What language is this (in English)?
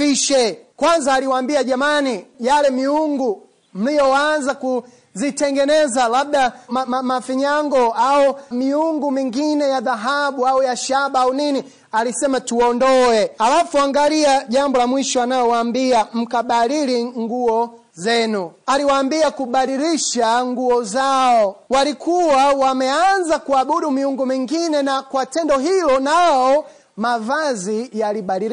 Swahili